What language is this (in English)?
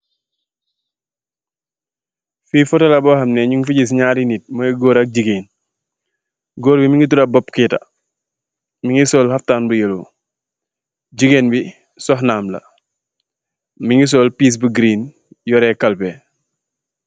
Wolof